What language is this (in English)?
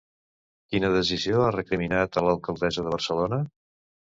Catalan